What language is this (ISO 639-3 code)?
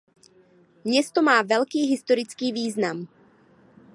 ces